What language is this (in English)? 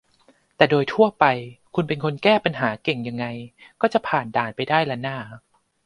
Thai